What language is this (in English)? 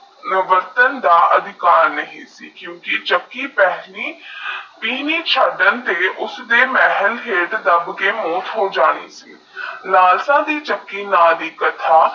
Punjabi